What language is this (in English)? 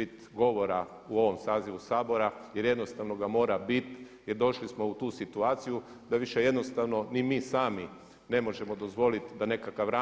Croatian